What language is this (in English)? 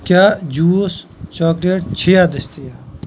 Kashmiri